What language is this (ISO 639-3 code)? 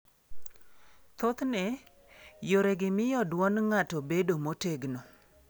luo